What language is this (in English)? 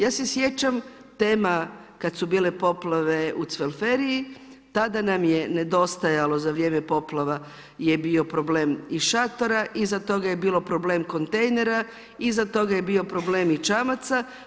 Croatian